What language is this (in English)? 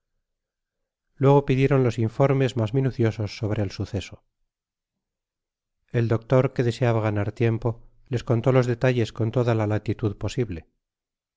Spanish